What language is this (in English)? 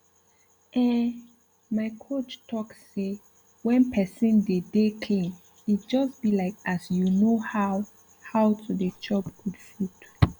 Nigerian Pidgin